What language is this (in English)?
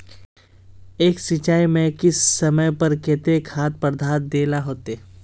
Magahi